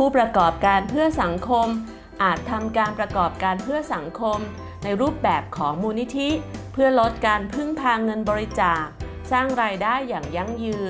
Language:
Thai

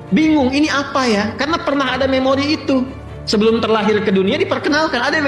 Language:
Indonesian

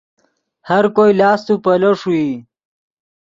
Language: Yidgha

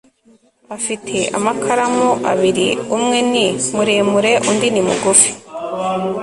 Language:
Kinyarwanda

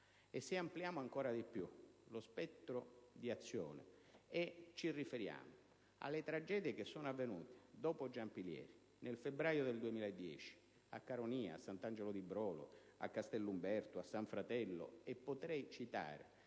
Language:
Italian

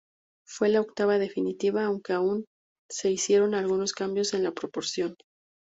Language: Spanish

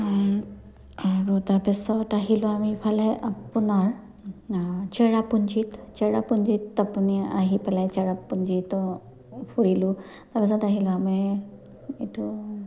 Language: Assamese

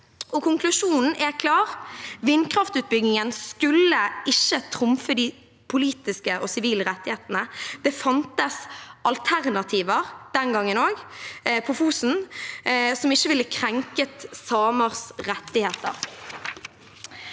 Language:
Norwegian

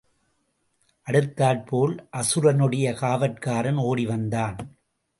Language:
Tamil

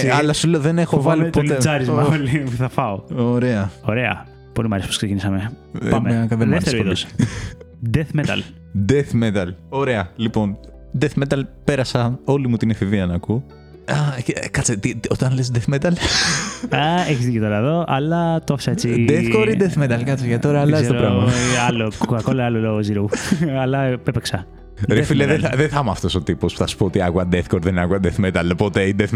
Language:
Greek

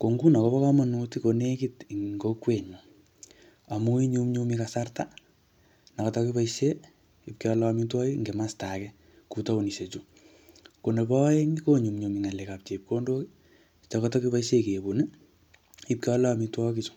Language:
Kalenjin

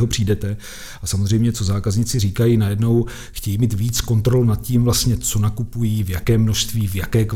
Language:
Czech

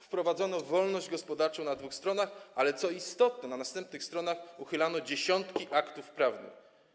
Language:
Polish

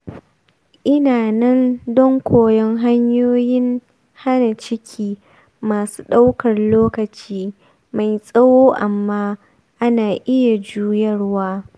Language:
Hausa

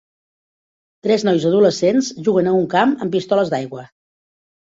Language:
Catalan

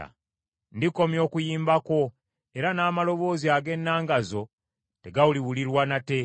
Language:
Ganda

